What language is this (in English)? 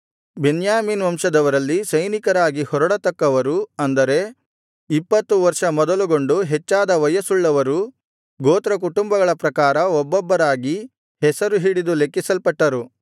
Kannada